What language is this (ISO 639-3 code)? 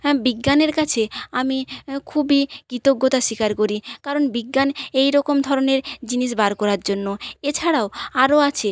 ben